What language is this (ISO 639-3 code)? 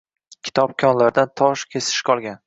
uzb